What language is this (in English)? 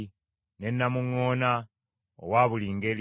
Ganda